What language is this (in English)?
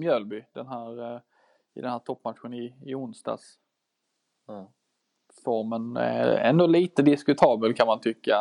Swedish